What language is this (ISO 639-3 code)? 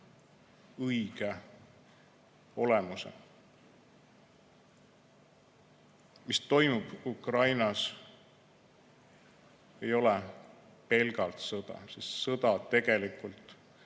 est